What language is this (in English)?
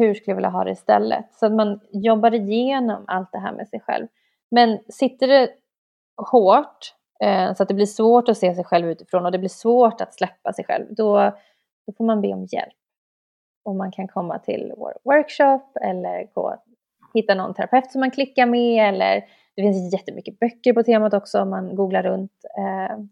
Swedish